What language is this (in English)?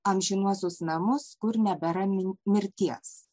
Lithuanian